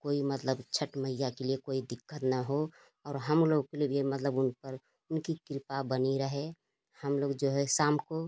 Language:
Hindi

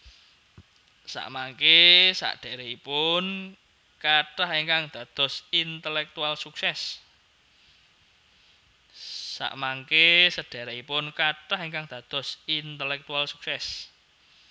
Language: Javanese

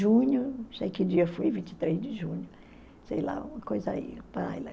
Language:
Portuguese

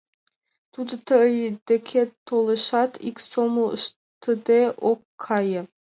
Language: Mari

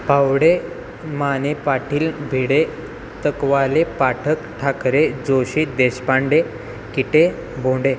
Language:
Marathi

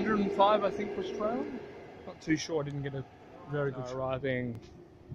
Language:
English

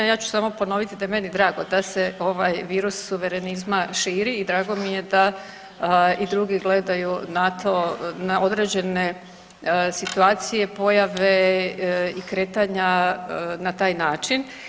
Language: Croatian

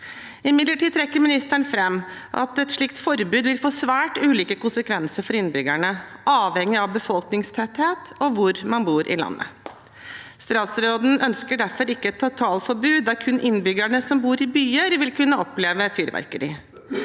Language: Norwegian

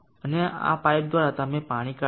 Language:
Gujarati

